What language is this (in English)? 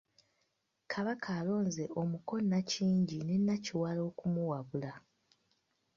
Ganda